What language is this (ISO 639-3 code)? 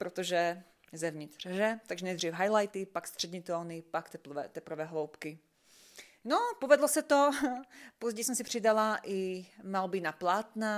ces